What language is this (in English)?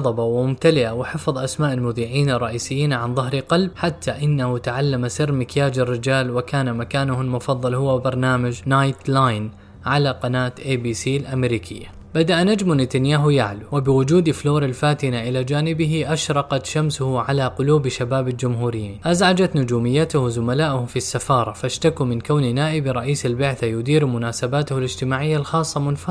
Arabic